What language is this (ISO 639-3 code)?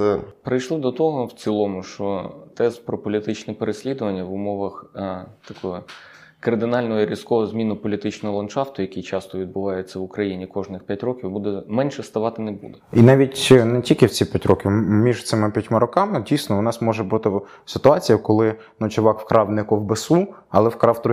ukr